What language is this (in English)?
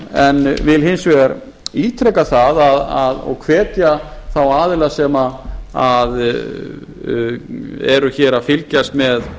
Icelandic